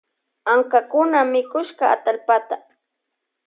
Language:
Loja Highland Quichua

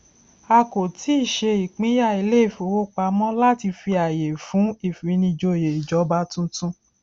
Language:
Yoruba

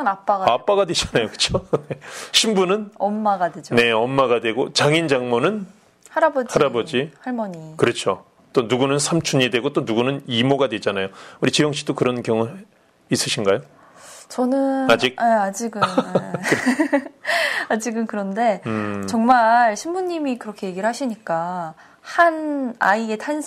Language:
Korean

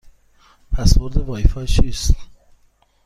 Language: Persian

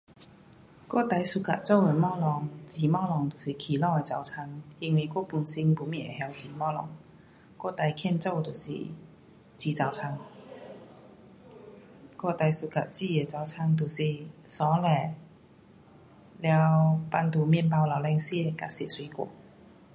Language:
Pu-Xian Chinese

